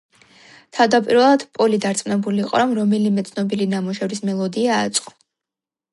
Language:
Georgian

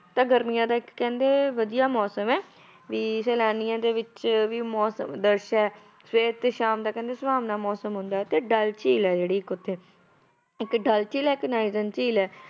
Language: Punjabi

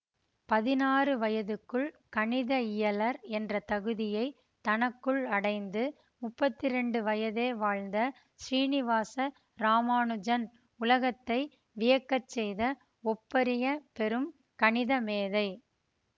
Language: Tamil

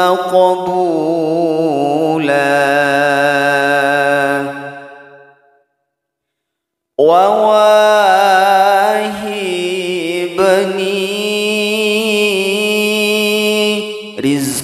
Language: Arabic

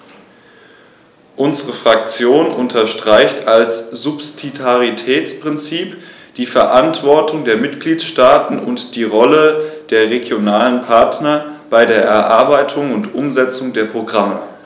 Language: German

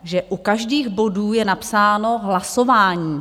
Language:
Czech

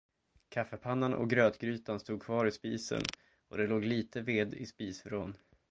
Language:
Swedish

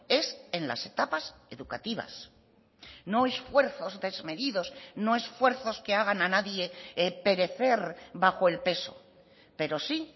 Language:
Spanish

